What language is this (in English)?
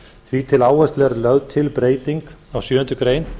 Icelandic